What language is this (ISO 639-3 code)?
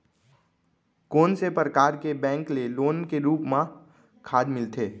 hne